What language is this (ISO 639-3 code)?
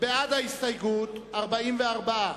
heb